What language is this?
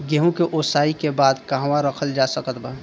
Bhojpuri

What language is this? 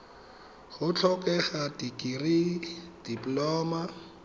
Tswana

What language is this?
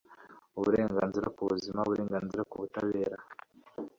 Kinyarwanda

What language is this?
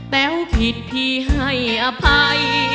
Thai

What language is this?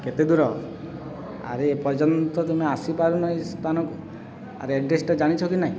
Odia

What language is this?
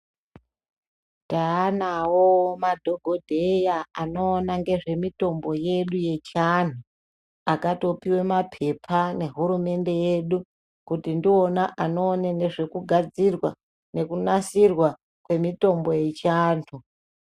Ndau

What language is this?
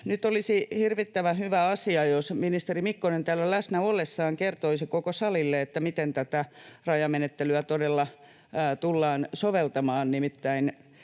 Finnish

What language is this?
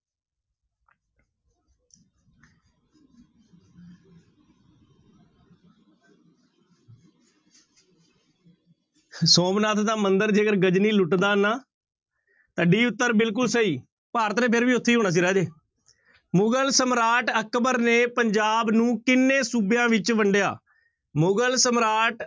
Punjabi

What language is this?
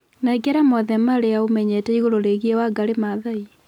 Kikuyu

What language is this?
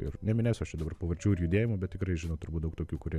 Lithuanian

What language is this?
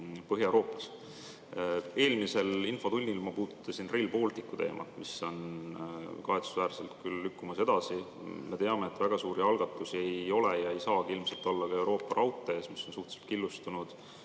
Estonian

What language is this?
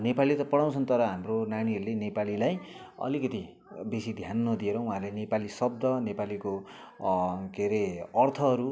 Nepali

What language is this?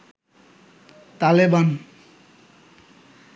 Bangla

